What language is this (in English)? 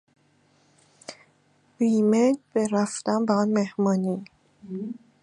Persian